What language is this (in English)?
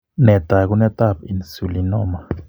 Kalenjin